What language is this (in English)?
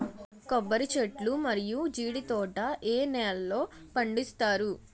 Telugu